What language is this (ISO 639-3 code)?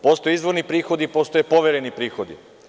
srp